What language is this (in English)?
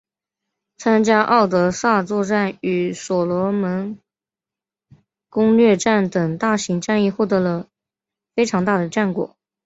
Chinese